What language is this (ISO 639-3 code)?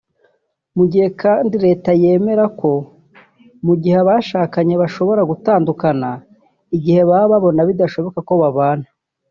kin